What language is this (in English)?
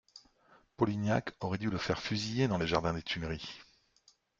French